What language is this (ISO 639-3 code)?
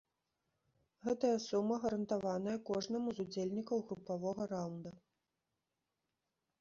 bel